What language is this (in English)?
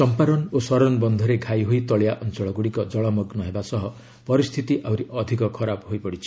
Odia